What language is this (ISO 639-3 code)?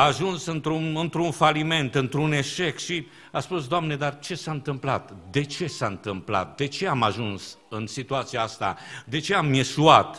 ron